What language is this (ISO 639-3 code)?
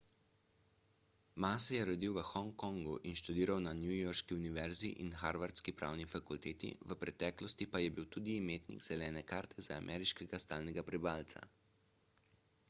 slv